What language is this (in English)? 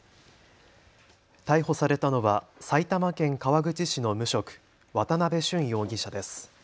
Japanese